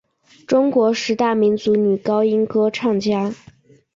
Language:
Chinese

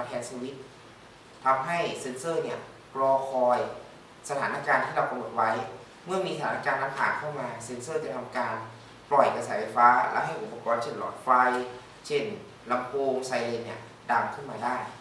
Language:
Thai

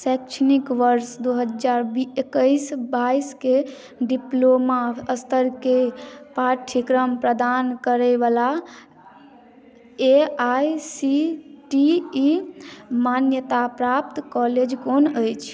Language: Maithili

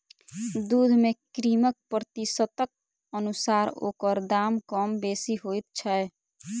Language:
Maithili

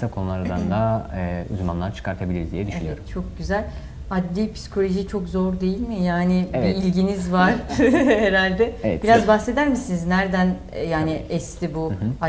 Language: Turkish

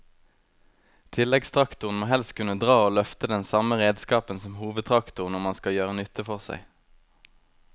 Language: Norwegian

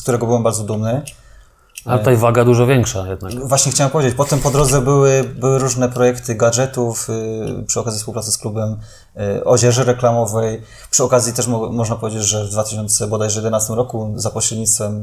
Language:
Polish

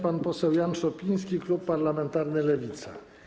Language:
Polish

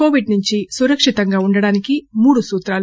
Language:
Telugu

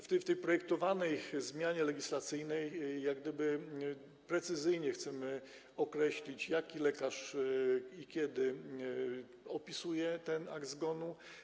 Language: Polish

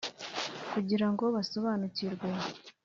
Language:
Kinyarwanda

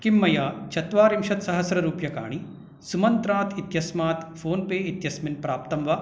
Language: Sanskrit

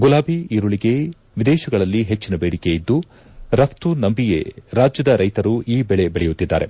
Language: Kannada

